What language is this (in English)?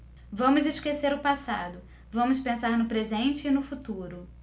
Portuguese